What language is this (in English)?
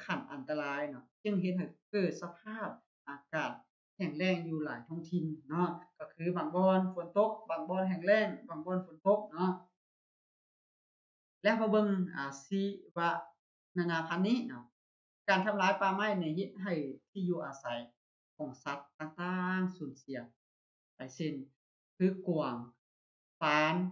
Thai